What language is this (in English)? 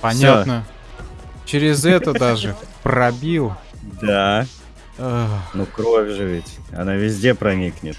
Russian